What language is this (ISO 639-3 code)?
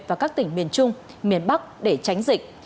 vie